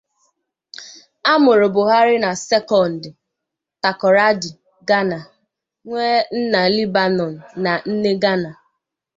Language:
Igbo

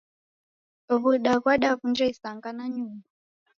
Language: Taita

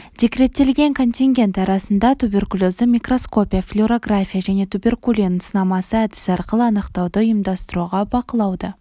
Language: Kazakh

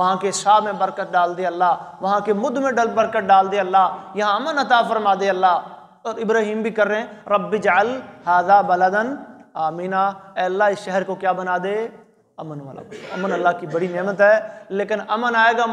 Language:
Arabic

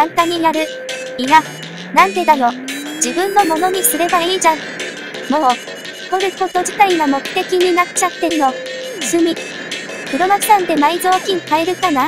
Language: Japanese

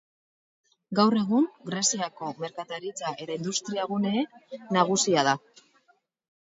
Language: Basque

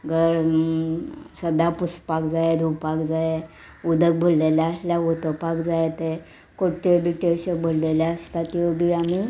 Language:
Konkani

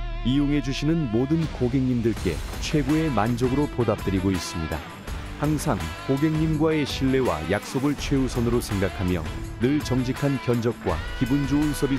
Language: Korean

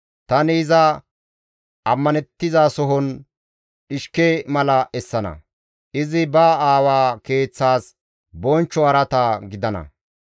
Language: Gamo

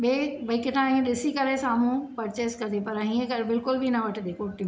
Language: Sindhi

